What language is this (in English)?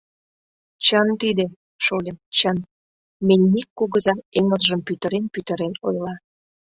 Mari